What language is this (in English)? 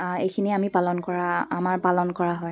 Assamese